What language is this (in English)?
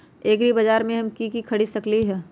Magahi